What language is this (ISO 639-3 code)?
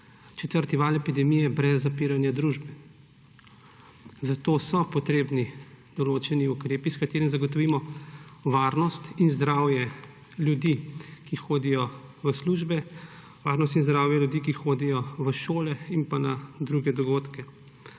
slv